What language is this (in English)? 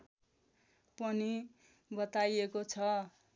Nepali